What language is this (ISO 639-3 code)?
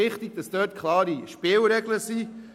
gsw